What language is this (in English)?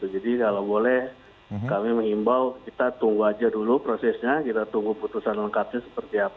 Indonesian